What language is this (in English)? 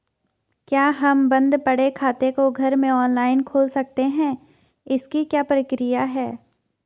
Hindi